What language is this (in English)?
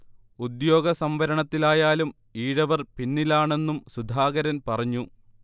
Malayalam